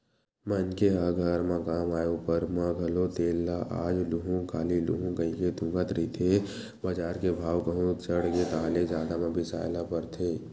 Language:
Chhattisgarhi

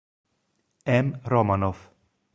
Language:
Italian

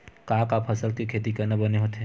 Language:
Chhattisgarhi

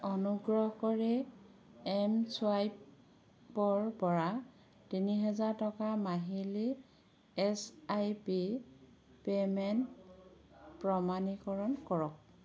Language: Assamese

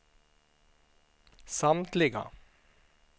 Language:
Swedish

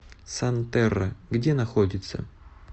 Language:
Russian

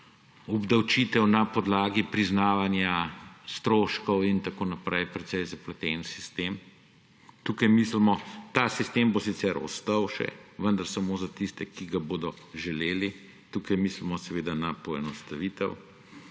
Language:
Slovenian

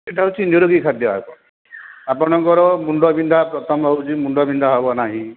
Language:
Odia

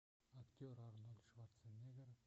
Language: Russian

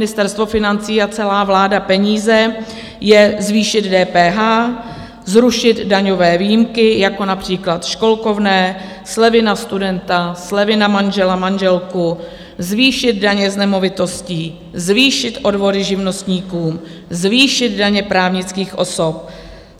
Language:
Czech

